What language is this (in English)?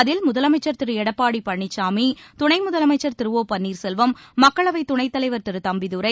Tamil